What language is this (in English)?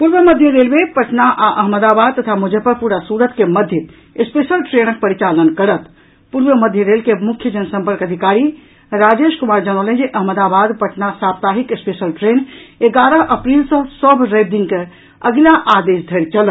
Maithili